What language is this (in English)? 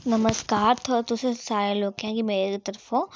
Dogri